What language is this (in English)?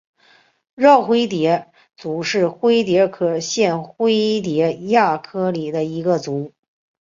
Chinese